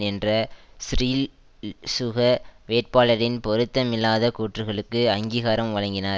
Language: Tamil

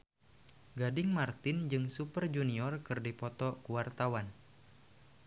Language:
Sundanese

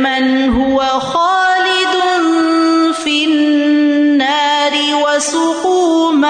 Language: Urdu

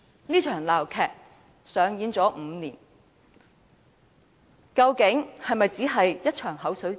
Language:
Cantonese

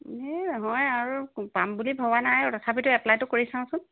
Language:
Assamese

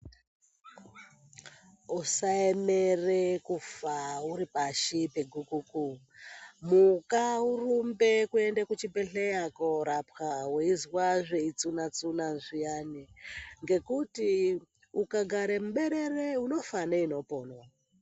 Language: Ndau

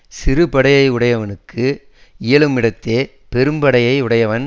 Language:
Tamil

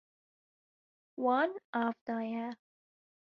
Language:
Kurdish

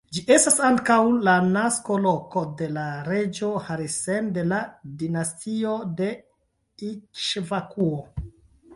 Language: Esperanto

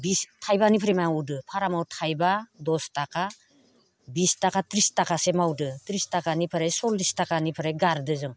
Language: Bodo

